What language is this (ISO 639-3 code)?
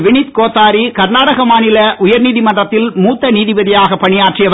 tam